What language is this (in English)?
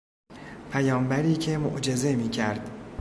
Persian